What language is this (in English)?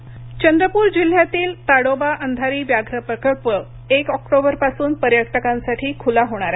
Marathi